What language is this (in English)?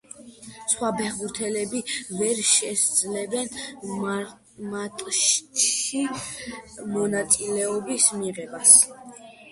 Georgian